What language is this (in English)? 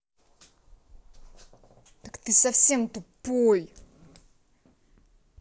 Russian